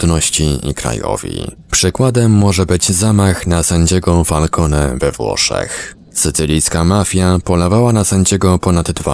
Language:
Polish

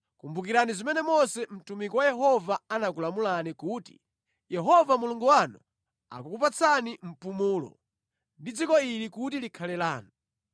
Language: Nyanja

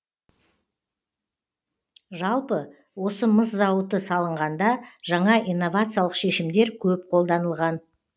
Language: Kazakh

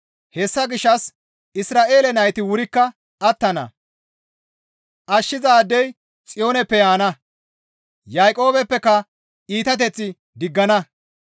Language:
Gamo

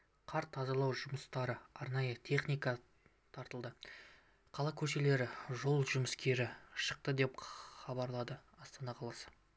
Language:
Kazakh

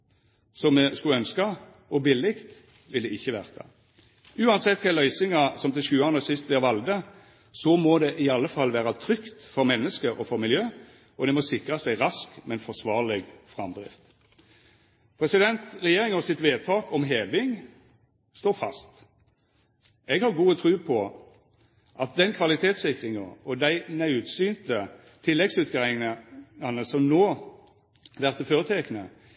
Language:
Norwegian Nynorsk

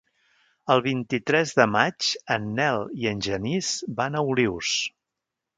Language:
Catalan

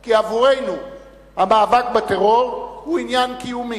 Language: Hebrew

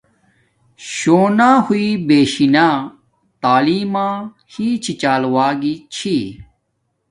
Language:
Domaaki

